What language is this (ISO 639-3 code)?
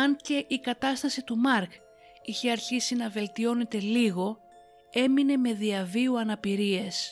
ell